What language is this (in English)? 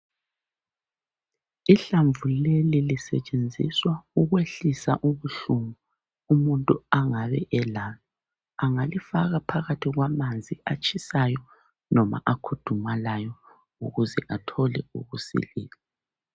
North Ndebele